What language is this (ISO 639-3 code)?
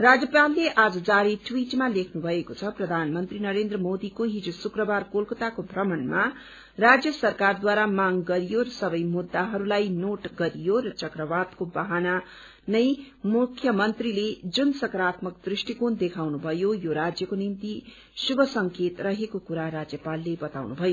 nep